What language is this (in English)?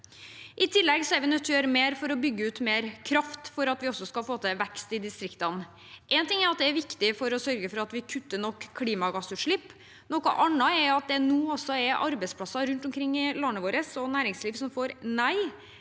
Norwegian